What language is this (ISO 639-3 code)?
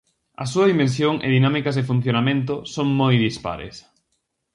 glg